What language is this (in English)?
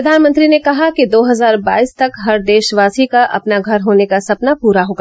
Hindi